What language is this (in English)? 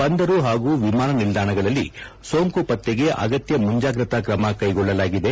Kannada